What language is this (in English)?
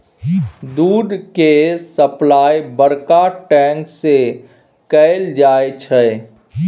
Maithili